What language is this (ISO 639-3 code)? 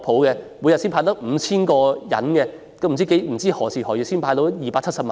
yue